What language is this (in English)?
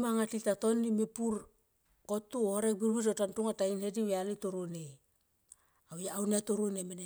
Tomoip